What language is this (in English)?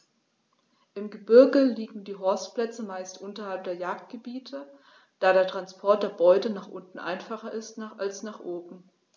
German